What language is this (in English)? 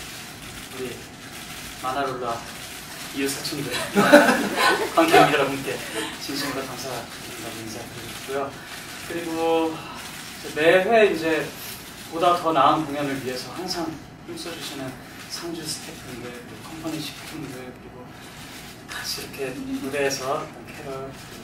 Korean